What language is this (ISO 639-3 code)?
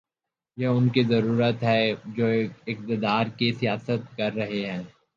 urd